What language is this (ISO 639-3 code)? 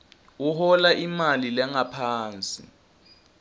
ssw